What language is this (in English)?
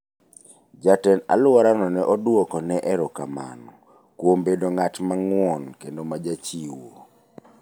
Luo (Kenya and Tanzania)